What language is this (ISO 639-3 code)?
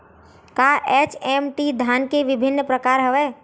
hne